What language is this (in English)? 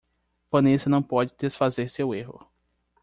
Portuguese